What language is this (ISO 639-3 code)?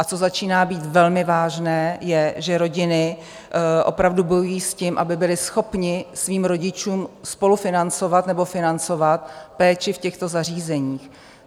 ces